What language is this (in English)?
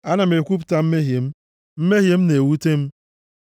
Igbo